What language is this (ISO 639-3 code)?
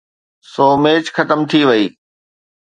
snd